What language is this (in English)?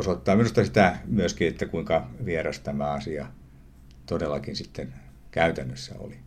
Finnish